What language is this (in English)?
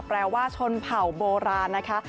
Thai